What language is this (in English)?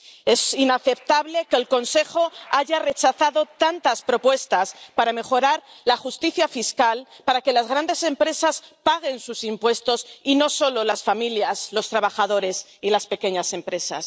Spanish